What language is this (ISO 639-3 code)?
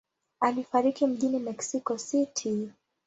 swa